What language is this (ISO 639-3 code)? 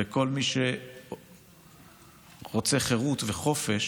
heb